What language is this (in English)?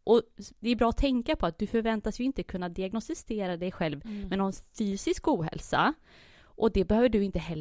Swedish